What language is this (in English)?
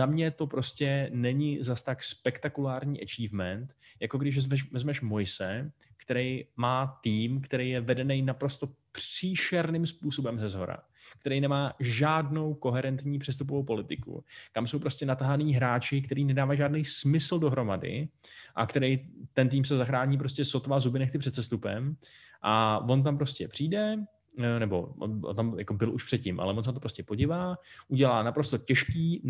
Czech